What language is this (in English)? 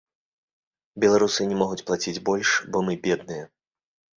Belarusian